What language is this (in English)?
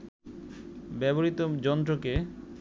Bangla